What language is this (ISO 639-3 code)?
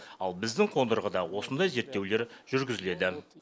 kaz